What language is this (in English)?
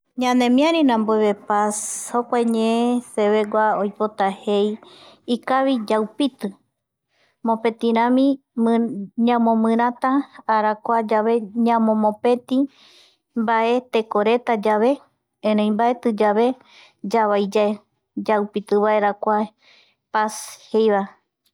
Eastern Bolivian Guaraní